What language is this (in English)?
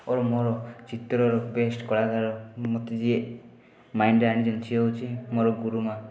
Odia